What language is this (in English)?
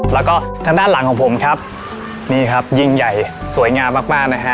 Thai